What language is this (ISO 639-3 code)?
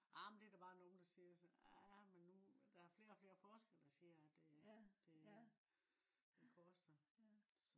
dan